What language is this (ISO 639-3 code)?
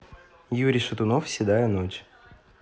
rus